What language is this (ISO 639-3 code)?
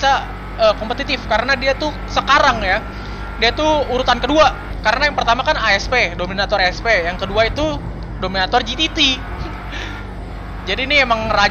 ind